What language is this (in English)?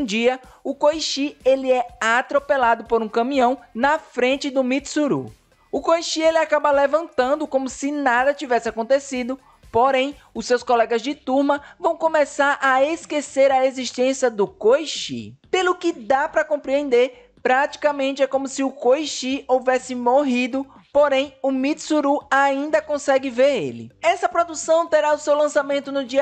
Portuguese